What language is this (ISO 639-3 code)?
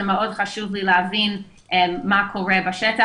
heb